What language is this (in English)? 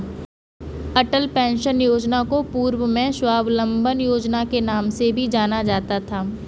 Hindi